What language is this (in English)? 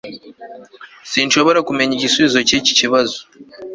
Kinyarwanda